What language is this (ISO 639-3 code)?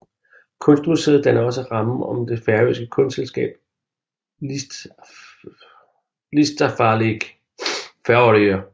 dan